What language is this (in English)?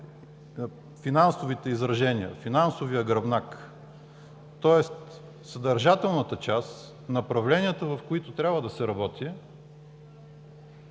Bulgarian